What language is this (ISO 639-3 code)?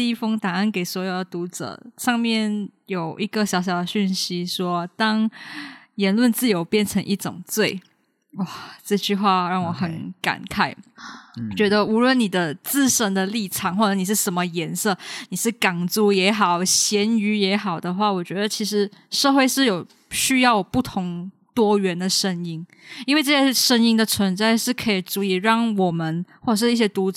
zho